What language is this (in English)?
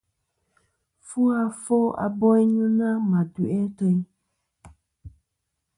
Kom